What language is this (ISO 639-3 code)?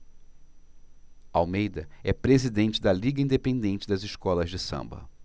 por